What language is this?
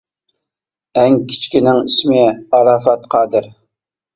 Uyghur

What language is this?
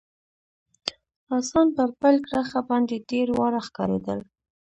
Pashto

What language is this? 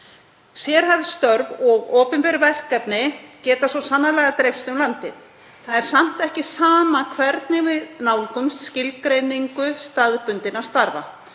Icelandic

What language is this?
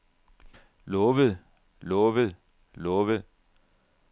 Danish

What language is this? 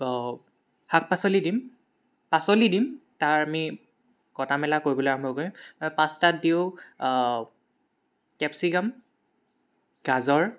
Assamese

